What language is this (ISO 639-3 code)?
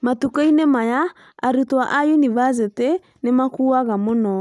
kik